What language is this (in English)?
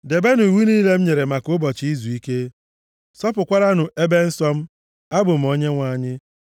Igbo